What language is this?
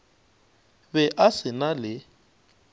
Northern Sotho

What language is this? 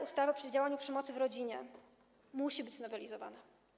Polish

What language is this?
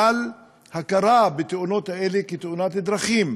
Hebrew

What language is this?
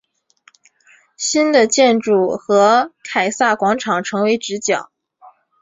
Chinese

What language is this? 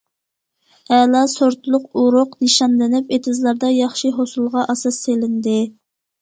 Uyghur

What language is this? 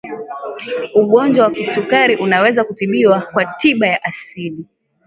Swahili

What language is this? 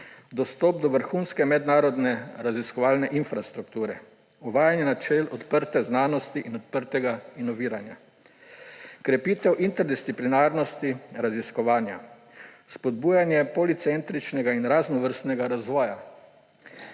Slovenian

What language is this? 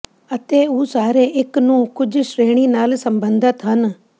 Punjabi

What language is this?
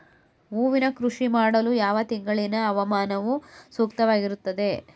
Kannada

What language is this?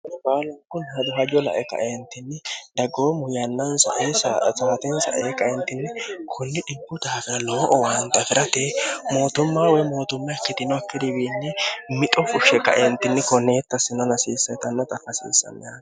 Sidamo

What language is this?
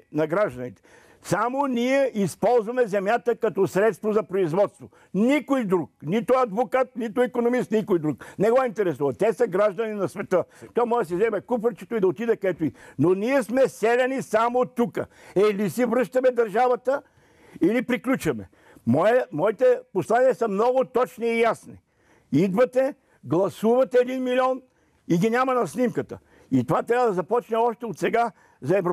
Bulgarian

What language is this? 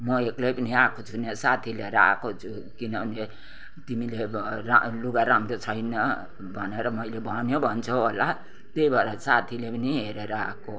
Nepali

